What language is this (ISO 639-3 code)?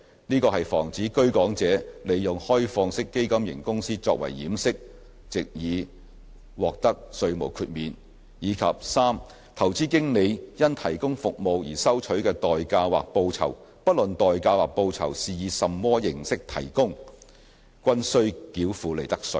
yue